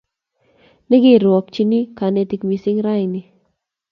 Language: Kalenjin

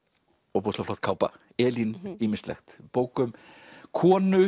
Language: Icelandic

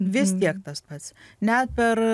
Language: Lithuanian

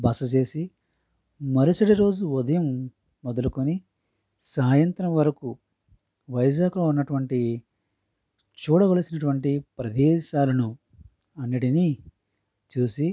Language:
Telugu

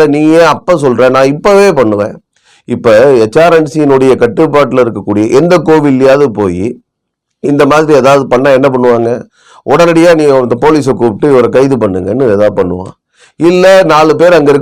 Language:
Tamil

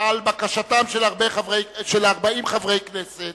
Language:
Hebrew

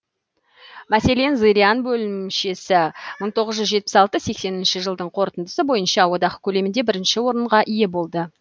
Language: Kazakh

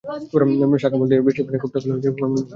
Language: Bangla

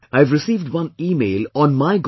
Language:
English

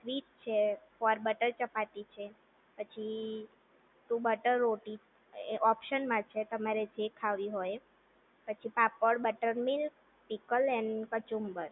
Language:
Gujarati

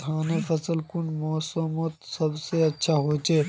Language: Magahi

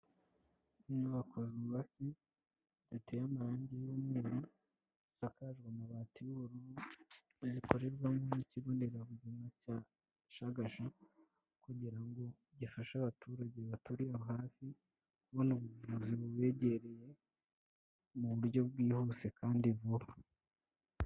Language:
Kinyarwanda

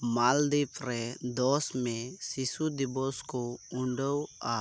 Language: Santali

